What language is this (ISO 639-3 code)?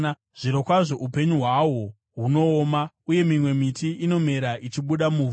sna